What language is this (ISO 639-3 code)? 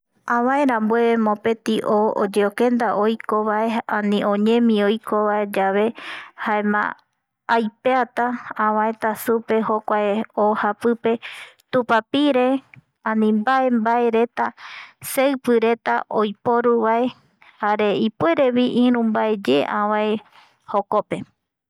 gui